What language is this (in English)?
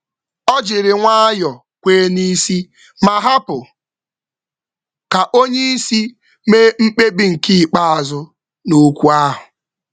Igbo